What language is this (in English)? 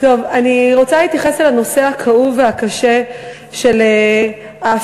Hebrew